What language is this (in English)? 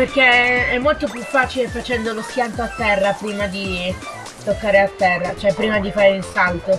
Italian